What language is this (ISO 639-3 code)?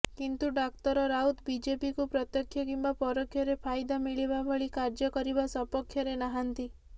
ori